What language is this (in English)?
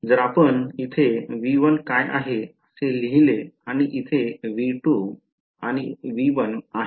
Marathi